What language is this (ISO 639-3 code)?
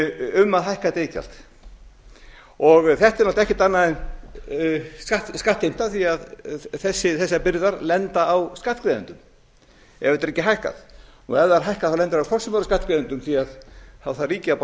isl